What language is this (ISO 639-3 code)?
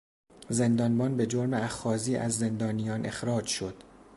fas